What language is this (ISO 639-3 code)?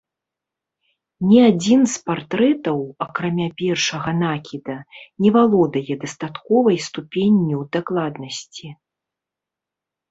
bel